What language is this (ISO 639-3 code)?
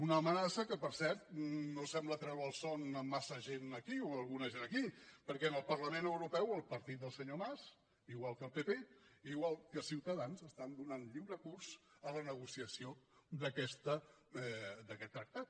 cat